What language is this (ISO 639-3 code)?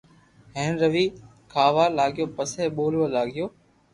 lrk